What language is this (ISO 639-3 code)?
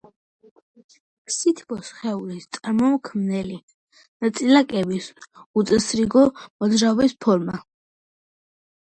kat